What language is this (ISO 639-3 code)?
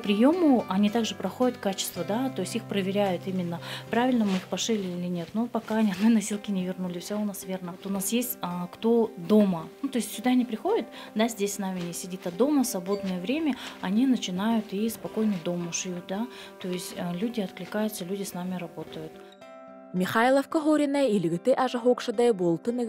rus